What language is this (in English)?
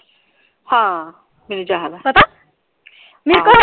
Punjabi